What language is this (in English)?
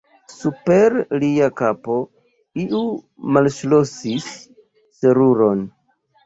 Esperanto